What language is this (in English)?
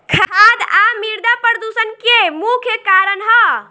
Bhojpuri